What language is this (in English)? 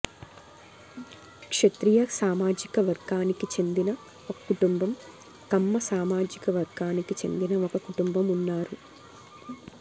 Telugu